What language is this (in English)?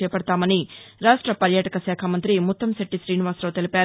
Telugu